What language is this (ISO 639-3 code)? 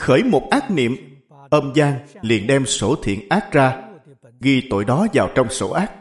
vie